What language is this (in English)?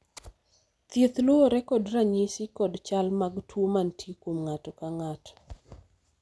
Luo (Kenya and Tanzania)